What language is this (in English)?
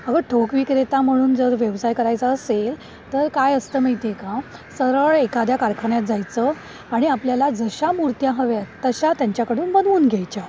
Marathi